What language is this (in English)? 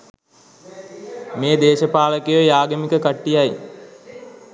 Sinhala